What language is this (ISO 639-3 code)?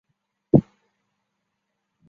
zho